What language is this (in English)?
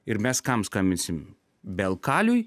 Lithuanian